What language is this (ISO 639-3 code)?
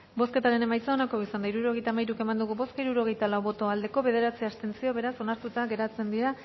eus